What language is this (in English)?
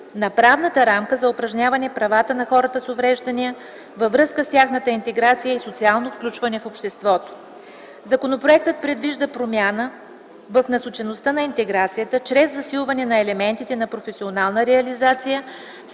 Bulgarian